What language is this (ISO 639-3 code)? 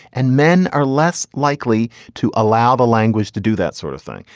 eng